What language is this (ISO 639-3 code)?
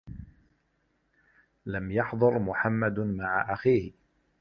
ara